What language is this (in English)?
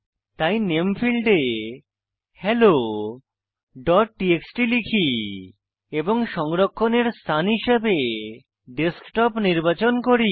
Bangla